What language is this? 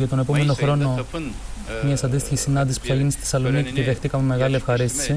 Greek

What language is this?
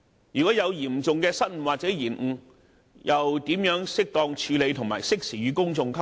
Cantonese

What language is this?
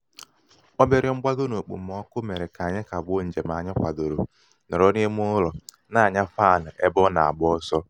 Igbo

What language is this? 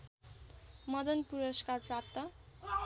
Nepali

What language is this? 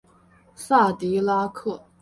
Chinese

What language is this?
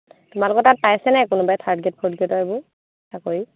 Assamese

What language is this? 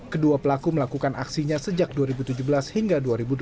Indonesian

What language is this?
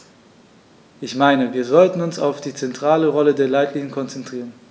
German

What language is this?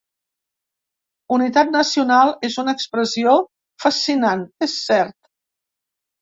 Catalan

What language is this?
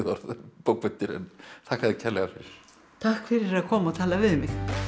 Icelandic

